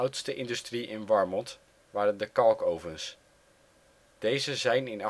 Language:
Dutch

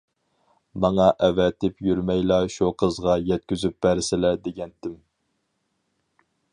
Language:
Uyghur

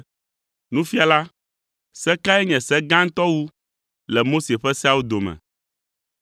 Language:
Ewe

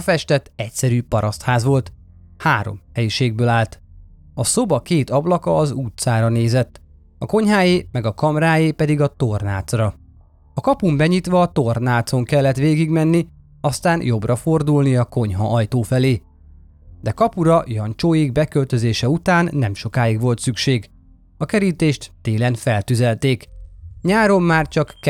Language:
Hungarian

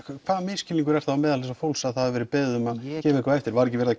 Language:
Icelandic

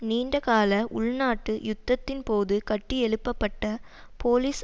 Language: Tamil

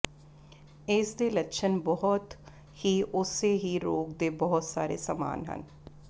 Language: Punjabi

